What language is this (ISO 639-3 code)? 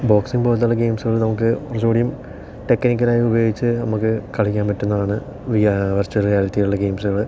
mal